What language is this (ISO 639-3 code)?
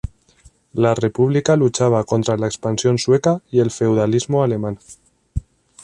spa